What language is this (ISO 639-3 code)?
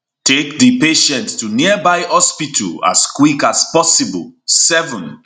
pcm